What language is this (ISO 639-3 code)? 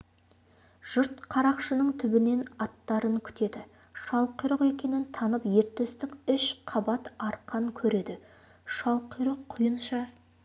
kaz